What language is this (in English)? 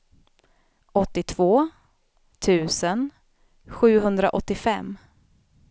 Swedish